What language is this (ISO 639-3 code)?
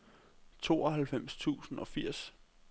dan